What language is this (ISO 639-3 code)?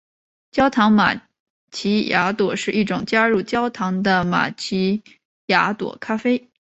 zho